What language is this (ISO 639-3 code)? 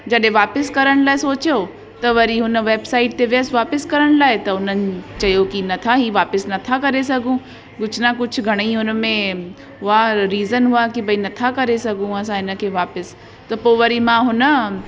snd